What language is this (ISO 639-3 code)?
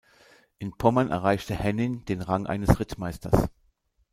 deu